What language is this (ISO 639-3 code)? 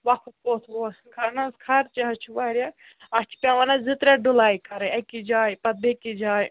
kas